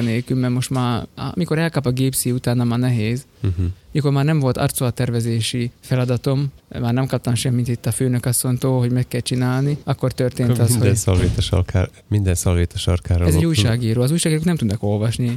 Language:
Hungarian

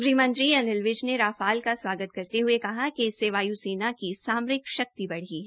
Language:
Hindi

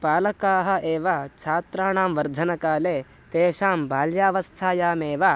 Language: Sanskrit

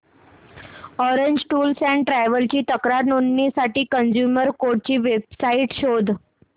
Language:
Marathi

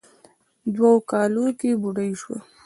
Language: Pashto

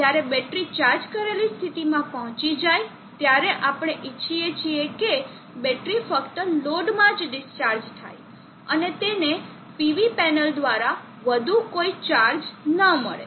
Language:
Gujarati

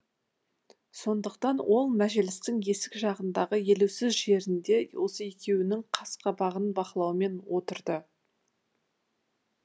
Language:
Kazakh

